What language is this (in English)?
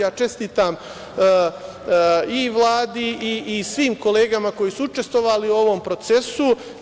Serbian